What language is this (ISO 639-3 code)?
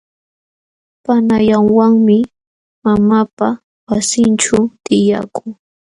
qxw